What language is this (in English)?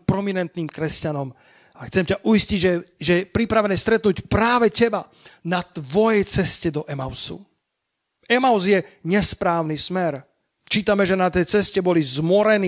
Slovak